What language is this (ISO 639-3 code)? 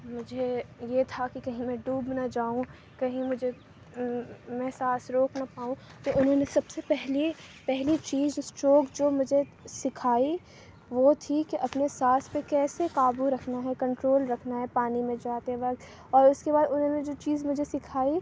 urd